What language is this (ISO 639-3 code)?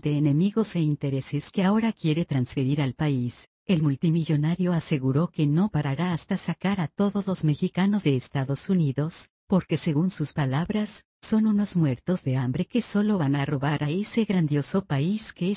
spa